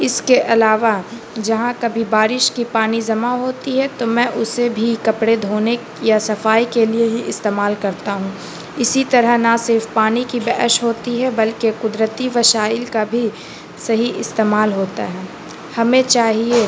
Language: Urdu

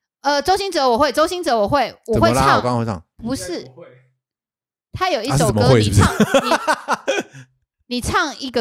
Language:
Chinese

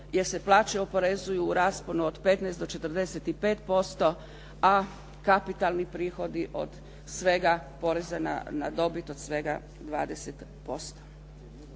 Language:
Croatian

